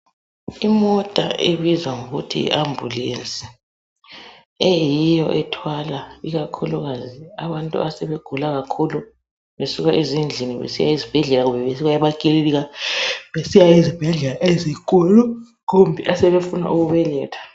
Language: North Ndebele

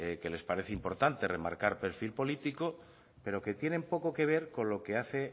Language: Spanish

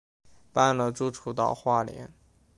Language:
Chinese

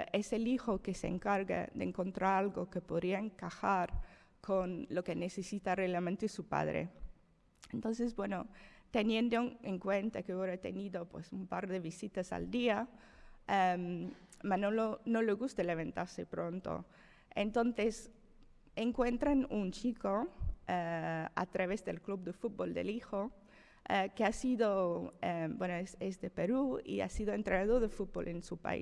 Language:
Spanish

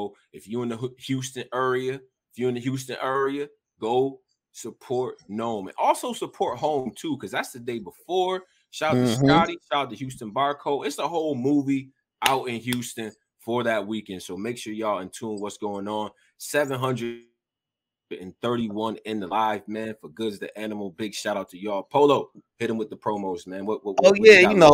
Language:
English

